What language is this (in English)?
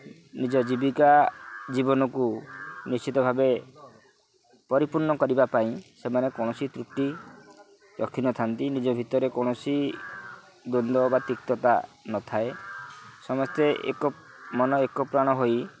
Odia